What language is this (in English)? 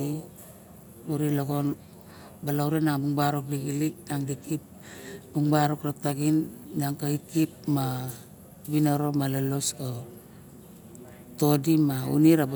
Barok